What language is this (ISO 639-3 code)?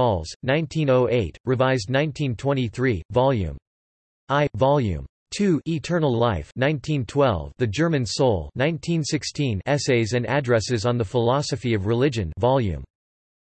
eng